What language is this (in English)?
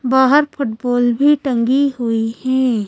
Hindi